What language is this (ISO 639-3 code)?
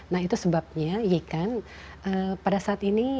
ind